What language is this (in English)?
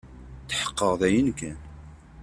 Kabyle